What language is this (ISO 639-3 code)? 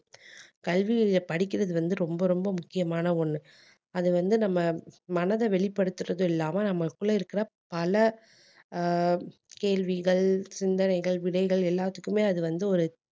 tam